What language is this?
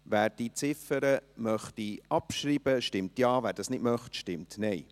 Swiss German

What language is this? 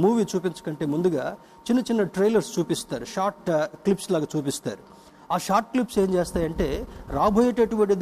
Telugu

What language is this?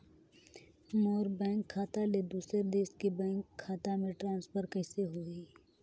Chhattisgarhi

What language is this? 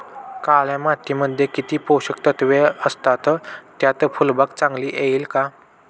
Marathi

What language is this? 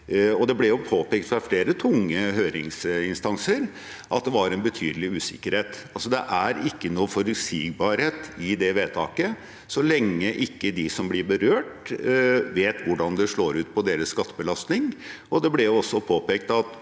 Norwegian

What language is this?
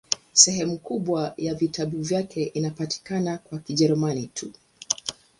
Swahili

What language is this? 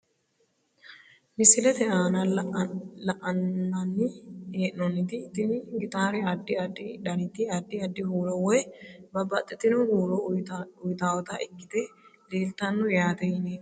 Sidamo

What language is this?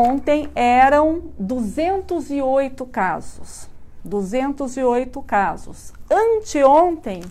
Portuguese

